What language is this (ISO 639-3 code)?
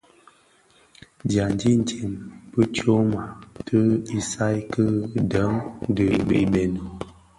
ksf